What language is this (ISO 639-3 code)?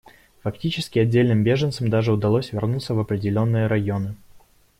rus